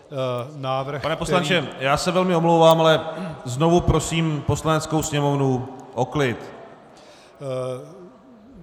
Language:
Czech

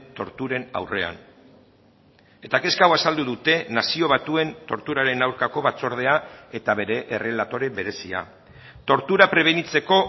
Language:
Basque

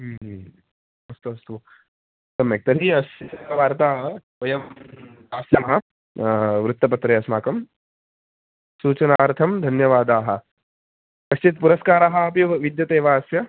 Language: Sanskrit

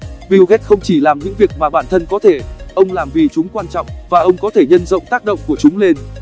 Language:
Vietnamese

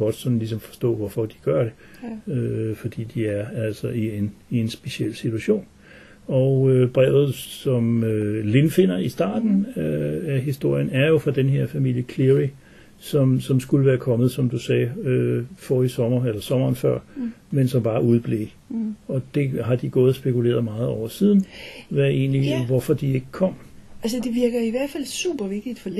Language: Danish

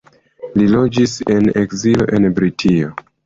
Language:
Esperanto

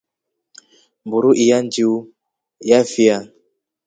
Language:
Rombo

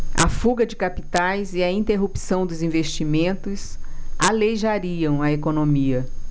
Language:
Portuguese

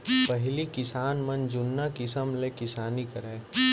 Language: Chhattisgarhi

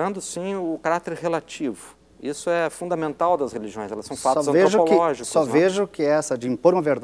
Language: Portuguese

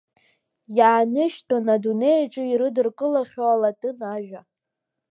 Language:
Abkhazian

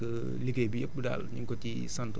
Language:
Wolof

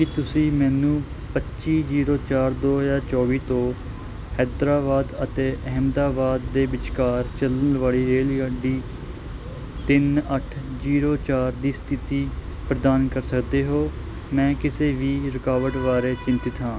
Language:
Punjabi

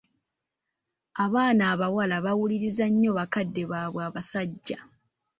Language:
Ganda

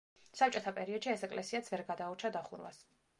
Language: Georgian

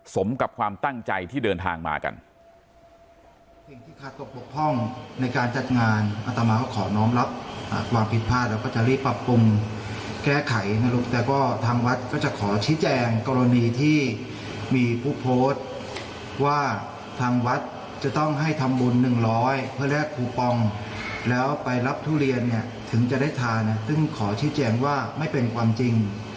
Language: Thai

